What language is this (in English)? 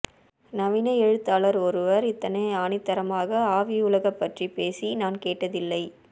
Tamil